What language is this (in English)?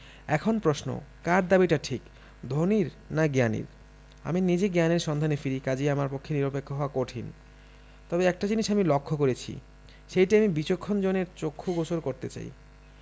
Bangla